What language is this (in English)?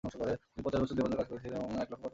Bangla